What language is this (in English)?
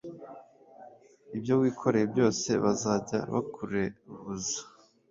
Kinyarwanda